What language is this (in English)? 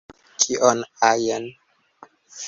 Esperanto